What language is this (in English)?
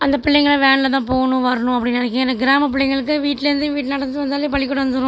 Tamil